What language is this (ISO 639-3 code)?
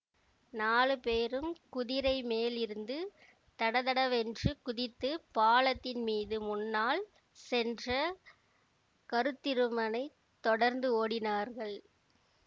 tam